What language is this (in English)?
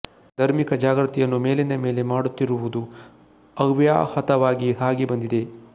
Kannada